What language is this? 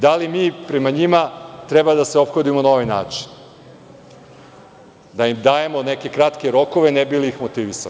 Serbian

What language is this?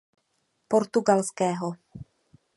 Czech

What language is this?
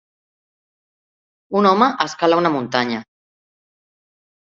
Catalan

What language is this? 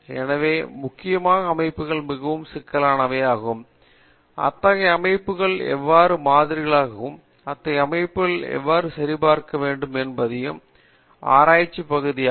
Tamil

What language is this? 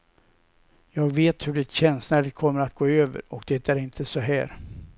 Swedish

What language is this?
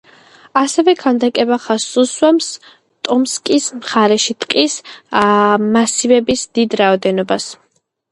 Georgian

